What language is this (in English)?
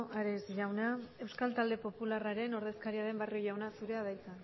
Basque